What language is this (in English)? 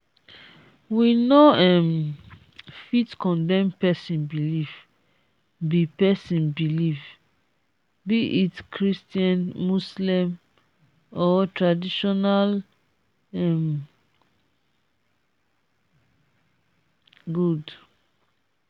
Nigerian Pidgin